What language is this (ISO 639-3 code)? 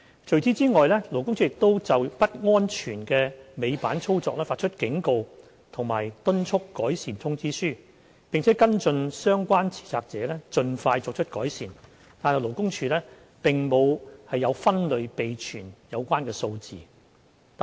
yue